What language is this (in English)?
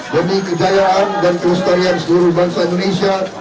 Indonesian